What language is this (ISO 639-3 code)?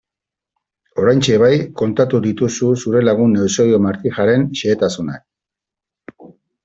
eus